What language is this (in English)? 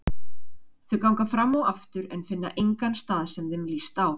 Icelandic